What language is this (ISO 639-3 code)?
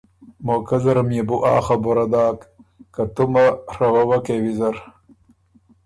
oru